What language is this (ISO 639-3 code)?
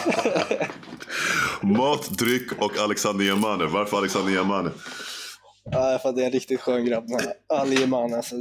swe